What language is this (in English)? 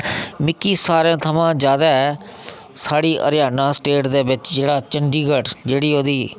Dogri